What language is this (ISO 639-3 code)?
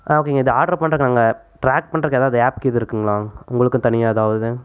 tam